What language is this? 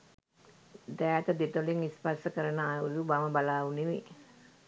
Sinhala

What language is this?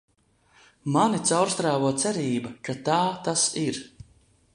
Latvian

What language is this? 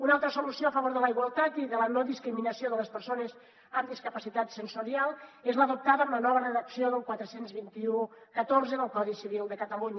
Catalan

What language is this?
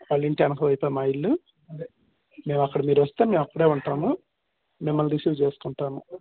Telugu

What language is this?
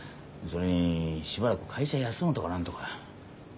Japanese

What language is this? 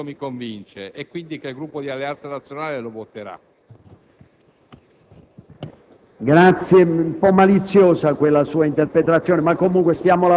Italian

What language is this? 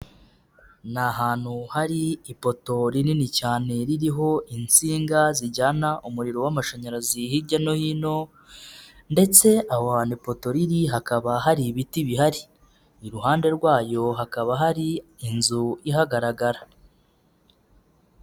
Kinyarwanda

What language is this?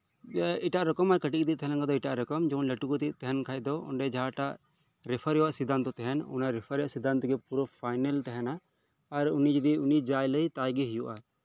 Santali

